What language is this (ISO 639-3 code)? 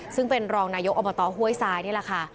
tha